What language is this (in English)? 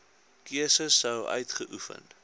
Afrikaans